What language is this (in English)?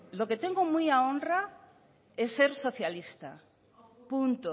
Spanish